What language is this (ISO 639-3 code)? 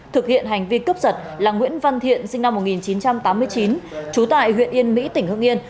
vie